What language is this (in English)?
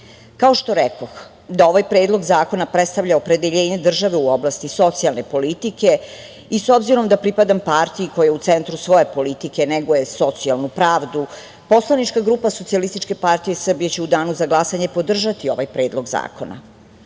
Serbian